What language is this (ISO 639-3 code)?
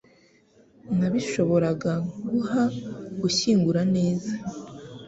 kin